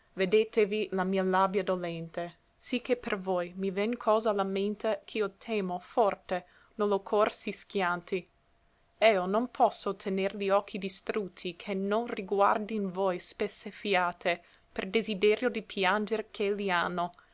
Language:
Italian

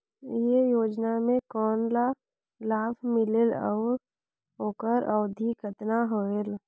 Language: Chhattisgarhi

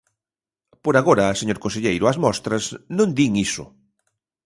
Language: Galician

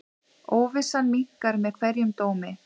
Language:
Icelandic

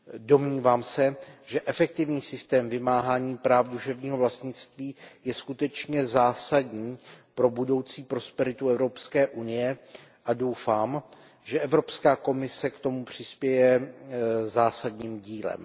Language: Czech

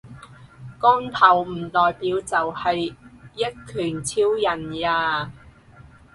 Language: Cantonese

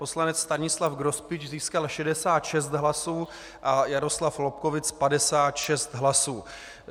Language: Czech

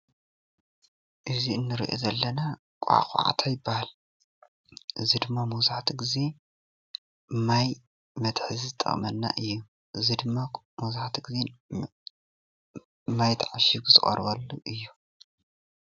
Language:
Tigrinya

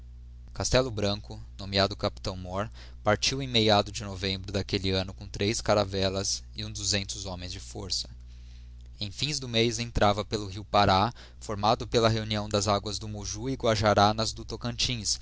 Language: Portuguese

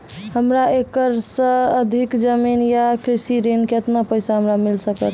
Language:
Maithili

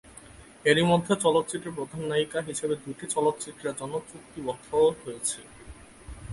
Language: Bangla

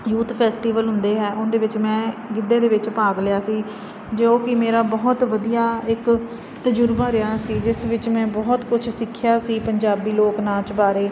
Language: Punjabi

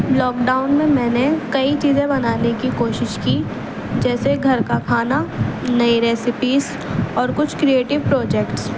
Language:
Urdu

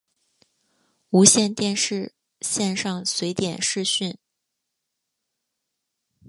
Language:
Chinese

